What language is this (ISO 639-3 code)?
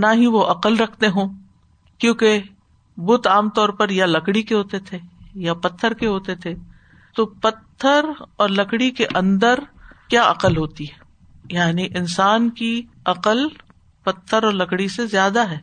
urd